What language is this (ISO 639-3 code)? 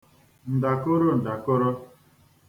ibo